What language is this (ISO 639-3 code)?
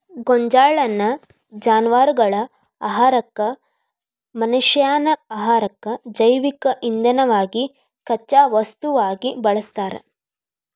kan